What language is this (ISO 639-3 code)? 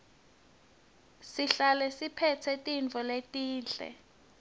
ssw